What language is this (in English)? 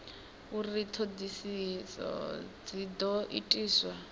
Venda